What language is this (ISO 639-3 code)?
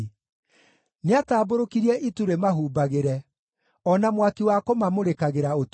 kik